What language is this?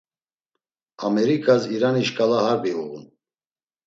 Laz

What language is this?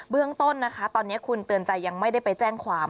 Thai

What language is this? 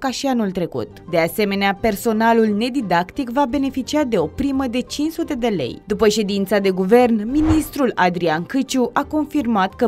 Romanian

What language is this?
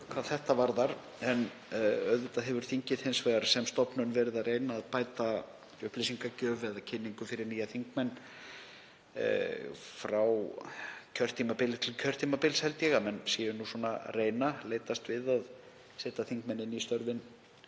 Icelandic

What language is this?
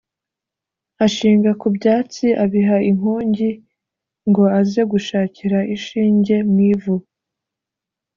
Kinyarwanda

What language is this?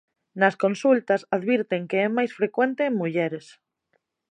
Galician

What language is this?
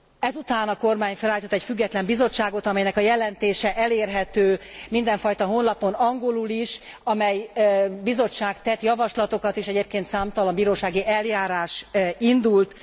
Hungarian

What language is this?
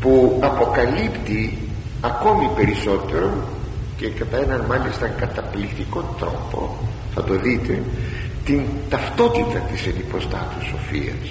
Greek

